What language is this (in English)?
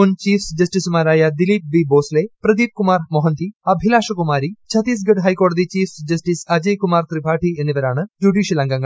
Malayalam